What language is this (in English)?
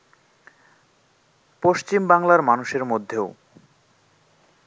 Bangla